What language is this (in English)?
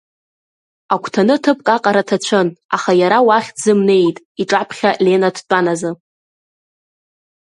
Abkhazian